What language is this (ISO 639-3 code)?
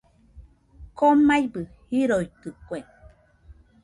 hux